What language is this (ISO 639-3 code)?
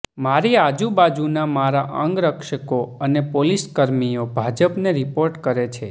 guj